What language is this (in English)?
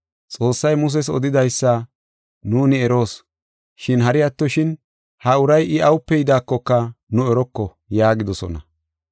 Gofa